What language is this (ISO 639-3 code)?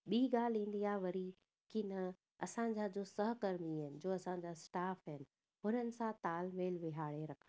snd